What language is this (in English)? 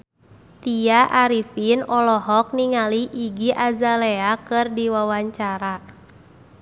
Sundanese